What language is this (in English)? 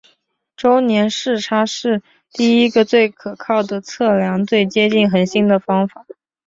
Chinese